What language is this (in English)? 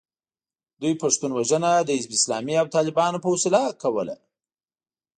Pashto